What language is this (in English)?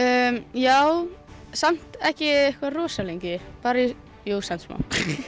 Icelandic